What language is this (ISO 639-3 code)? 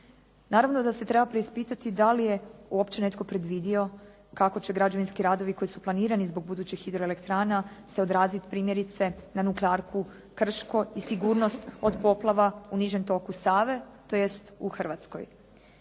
hrv